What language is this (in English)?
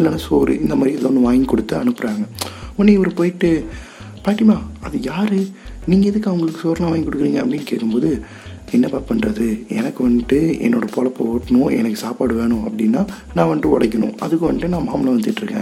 Tamil